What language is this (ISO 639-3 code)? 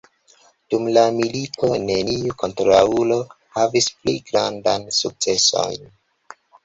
epo